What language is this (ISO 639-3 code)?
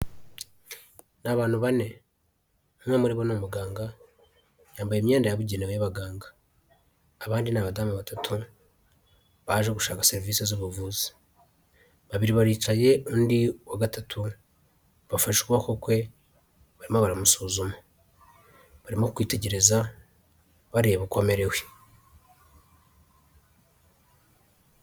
kin